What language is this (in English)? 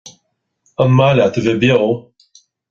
Irish